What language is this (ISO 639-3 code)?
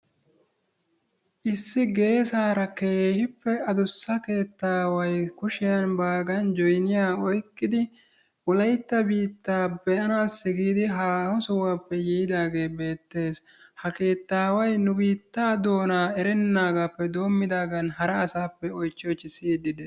wal